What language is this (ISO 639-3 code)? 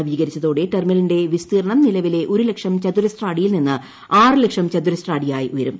mal